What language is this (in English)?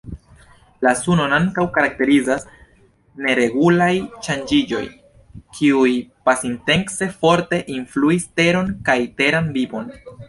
Esperanto